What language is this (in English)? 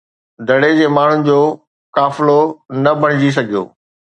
Sindhi